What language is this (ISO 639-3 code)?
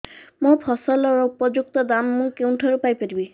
ori